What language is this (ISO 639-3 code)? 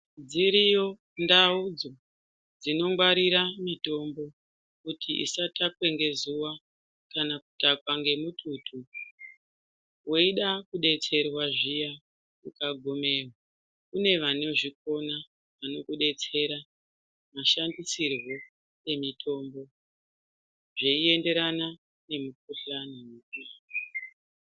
ndc